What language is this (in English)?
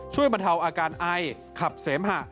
Thai